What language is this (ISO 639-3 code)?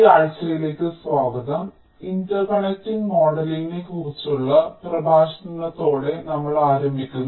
mal